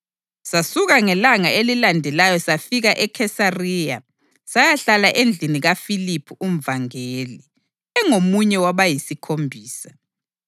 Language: North Ndebele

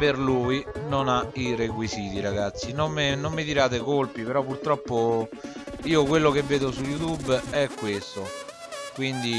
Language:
Italian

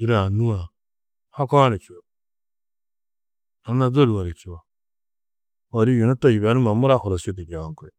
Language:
Tedaga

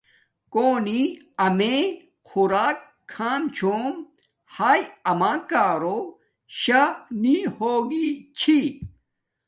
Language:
Domaaki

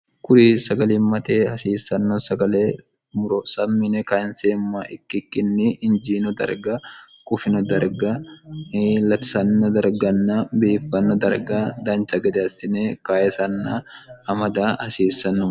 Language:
Sidamo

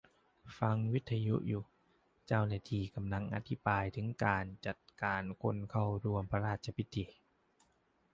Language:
Thai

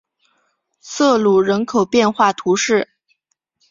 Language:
Chinese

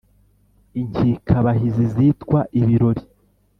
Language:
Kinyarwanda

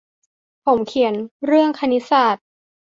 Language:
Thai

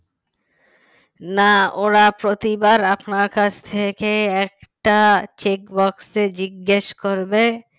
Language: Bangla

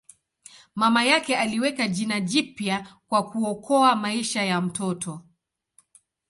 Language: Swahili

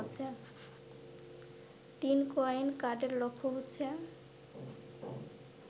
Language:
Bangla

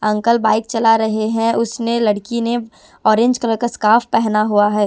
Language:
Hindi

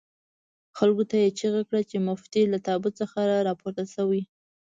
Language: Pashto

